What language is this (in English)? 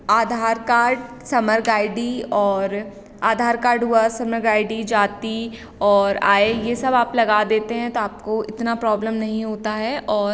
Hindi